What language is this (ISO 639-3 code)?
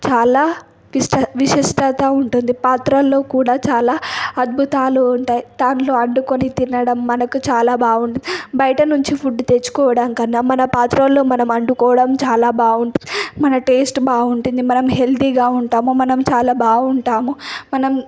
tel